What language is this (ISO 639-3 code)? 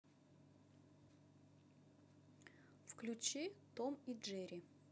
rus